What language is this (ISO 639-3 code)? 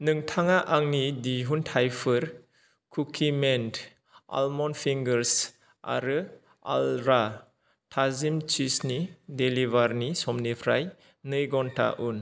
brx